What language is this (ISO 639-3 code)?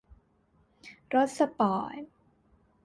tha